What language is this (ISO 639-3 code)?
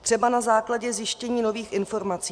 ces